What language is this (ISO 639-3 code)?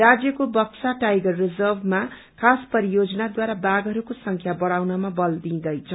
nep